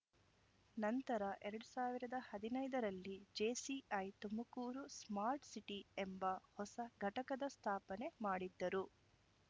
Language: Kannada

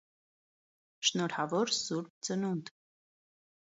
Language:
Armenian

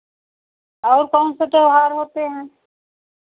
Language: Hindi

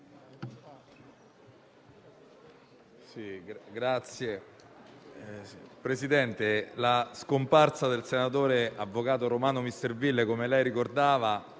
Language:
Italian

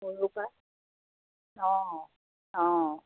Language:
Assamese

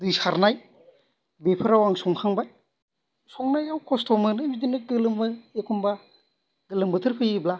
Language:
Bodo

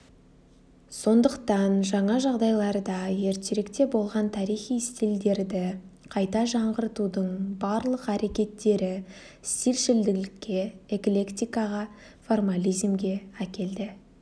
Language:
Kazakh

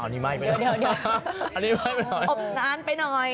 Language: Thai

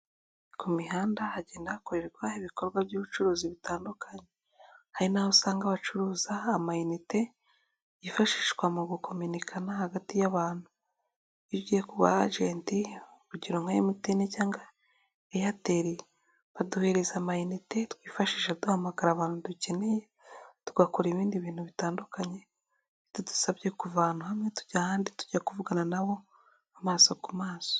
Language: Kinyarwanda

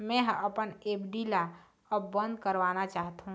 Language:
Chhattisgarhi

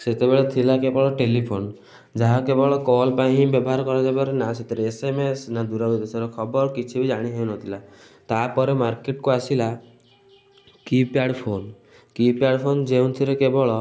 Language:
Odia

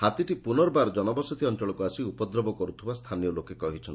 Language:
Odia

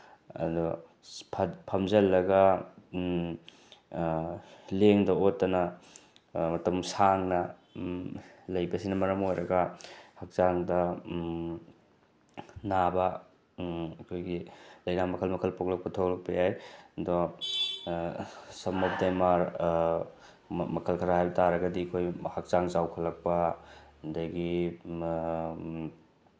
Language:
Manipuri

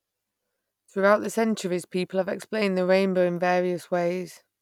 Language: English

